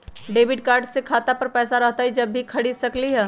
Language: Magahi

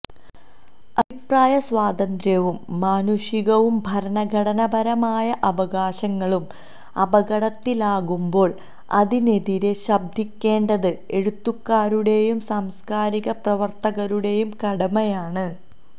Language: Malayalam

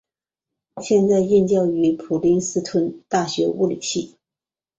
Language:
Chinese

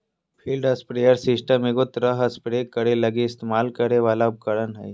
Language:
Magahi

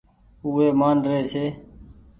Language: Goaria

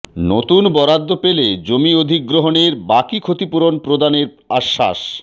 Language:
Bangla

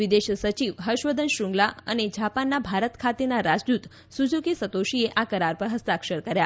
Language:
Gujarati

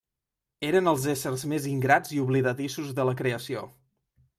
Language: Catalan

